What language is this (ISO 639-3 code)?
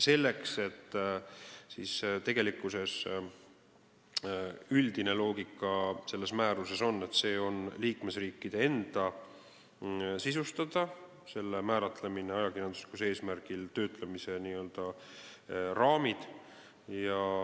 est